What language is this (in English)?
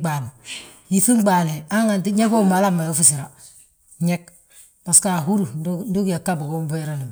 Balanta-Ganja